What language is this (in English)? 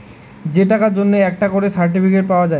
Bangla